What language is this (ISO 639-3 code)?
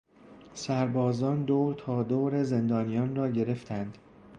fas